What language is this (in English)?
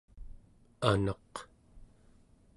Central Yupik